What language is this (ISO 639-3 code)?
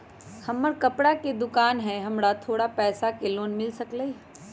mag